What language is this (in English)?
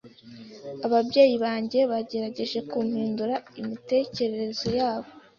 Kinyarwanda